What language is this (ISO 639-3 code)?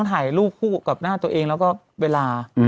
tha